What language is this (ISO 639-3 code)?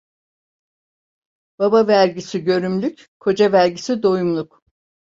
tur